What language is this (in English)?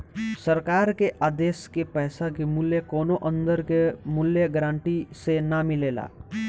Bhojpuri